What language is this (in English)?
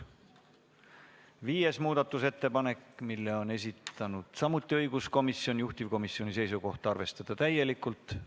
Estonian